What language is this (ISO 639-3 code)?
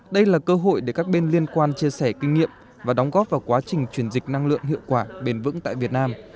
vie